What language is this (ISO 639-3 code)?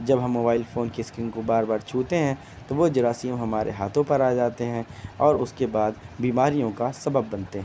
urd